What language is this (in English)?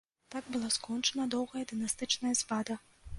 Belarusian